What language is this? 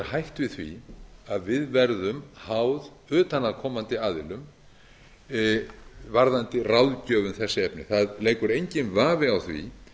Icelandic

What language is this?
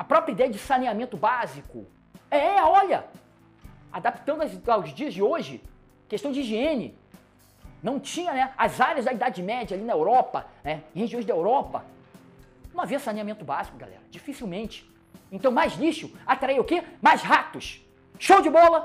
Portuguese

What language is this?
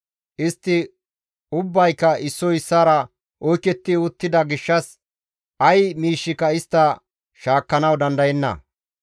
Gamo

